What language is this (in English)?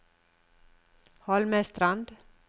Norwegian